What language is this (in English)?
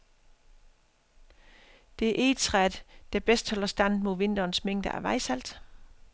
Danish